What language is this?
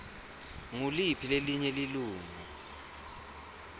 Swati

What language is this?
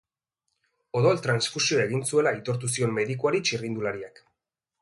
Basque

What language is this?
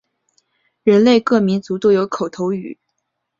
Chinese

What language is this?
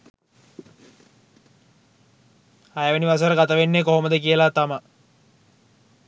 Sinhala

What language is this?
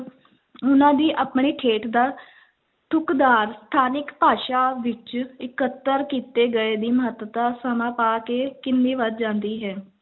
Punjabi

